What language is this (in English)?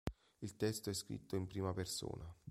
Italian